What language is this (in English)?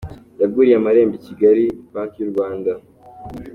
Kinyarwanda